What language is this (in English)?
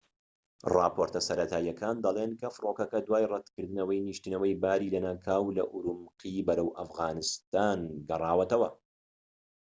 Central Kurdish